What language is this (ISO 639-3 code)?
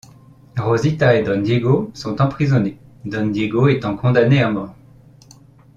fra